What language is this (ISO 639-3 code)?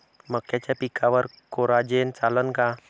mar